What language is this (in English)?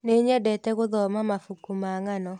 Kikuyu